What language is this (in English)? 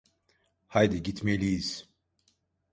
Turkish